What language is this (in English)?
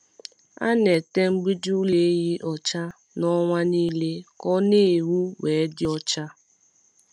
Igbo